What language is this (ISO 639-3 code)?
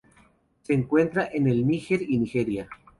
spa